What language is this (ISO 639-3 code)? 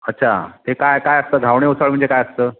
mar